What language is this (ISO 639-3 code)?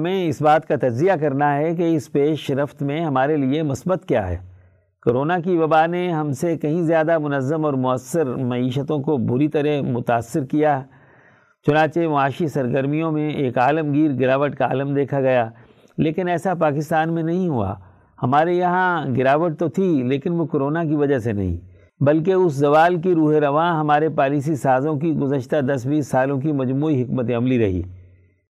urd